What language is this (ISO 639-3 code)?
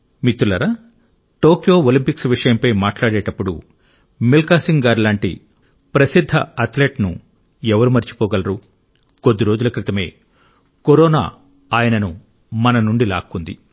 tel